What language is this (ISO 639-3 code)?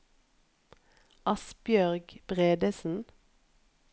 nor